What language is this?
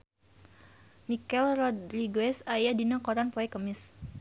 Sundanese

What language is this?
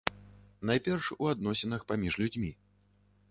Belarusian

